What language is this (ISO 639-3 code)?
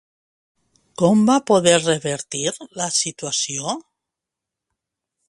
cat